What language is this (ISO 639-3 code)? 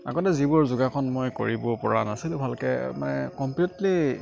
asm